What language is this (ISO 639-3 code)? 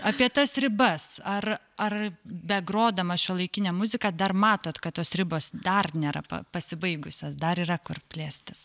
lit